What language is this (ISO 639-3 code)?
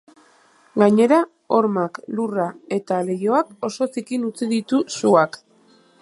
eus